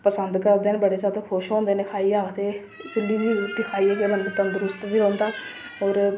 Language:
Dogri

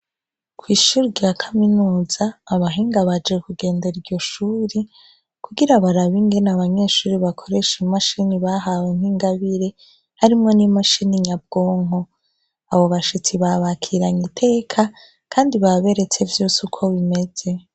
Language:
Rundi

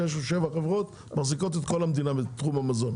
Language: Hebrew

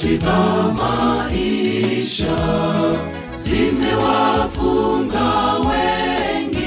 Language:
Swahili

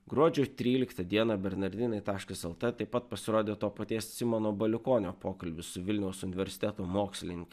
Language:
Lithuanian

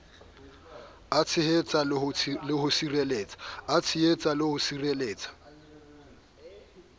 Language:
Southern Sotho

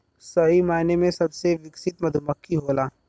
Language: Bhojpuri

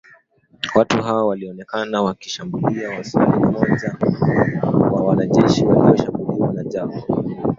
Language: Swahili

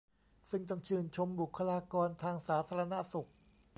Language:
Thai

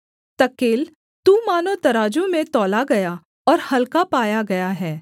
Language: Hindi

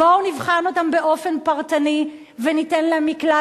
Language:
Hebrew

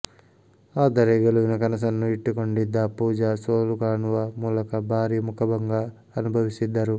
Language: Kannada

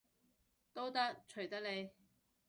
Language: Cantonese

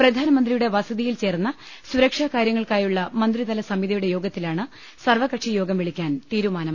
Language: Malayalam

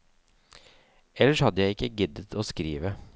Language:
Norwegian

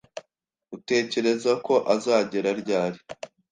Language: Kinyarwanda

